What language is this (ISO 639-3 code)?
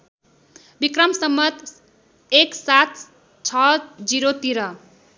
nep